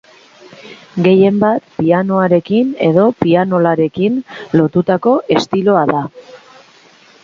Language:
Basque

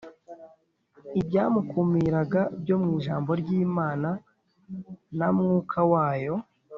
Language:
Kinyarwanda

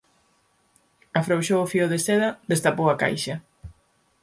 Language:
Galician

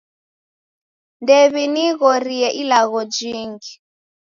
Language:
Taita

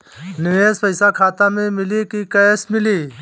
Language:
Bhojpuri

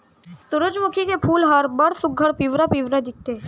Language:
Chhattisgarhi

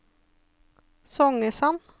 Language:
Norwegian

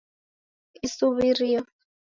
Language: Taita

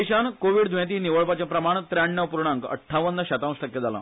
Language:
Konkani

